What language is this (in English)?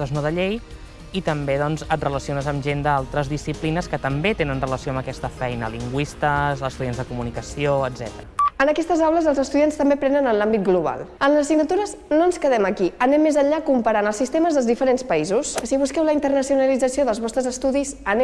Catalan